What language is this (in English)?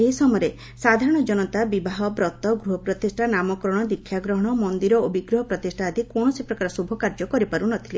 Odia